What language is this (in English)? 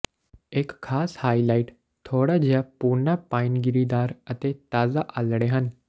Punjabi